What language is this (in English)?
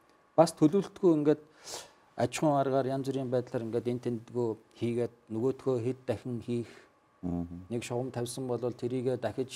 Turkish